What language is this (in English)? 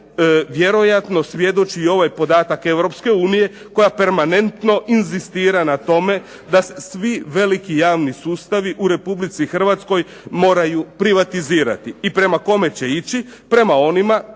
Croatian